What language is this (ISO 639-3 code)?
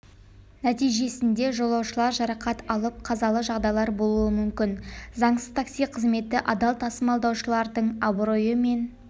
kaz